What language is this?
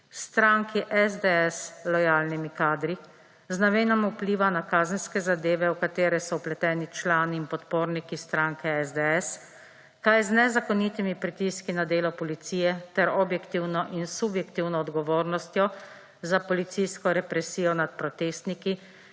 Slovenian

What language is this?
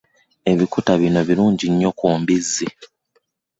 Ganda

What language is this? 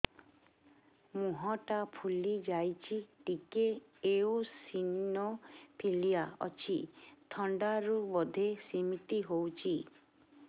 Odia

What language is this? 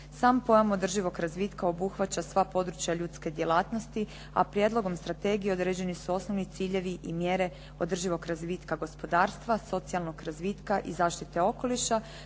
Croatian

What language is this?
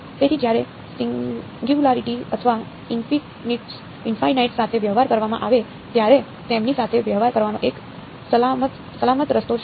Gujarati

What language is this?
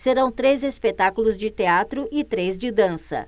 Portuguese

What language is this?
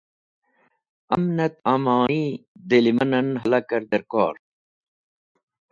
Wakhi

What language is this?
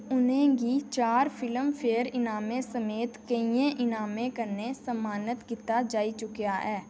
Dogri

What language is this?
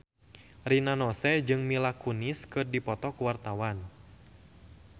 Sundanese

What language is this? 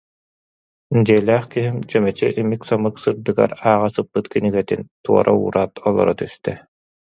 Yakut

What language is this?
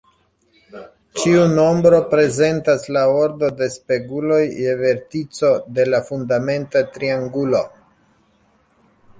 Esperanto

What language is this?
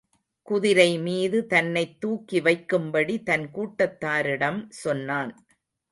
Tamil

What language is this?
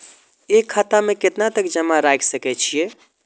Maithili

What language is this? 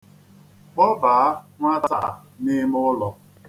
Igbo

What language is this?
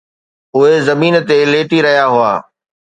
Sindhi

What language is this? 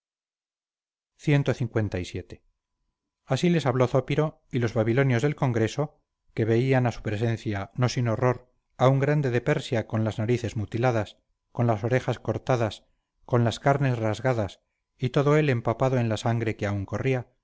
Spanish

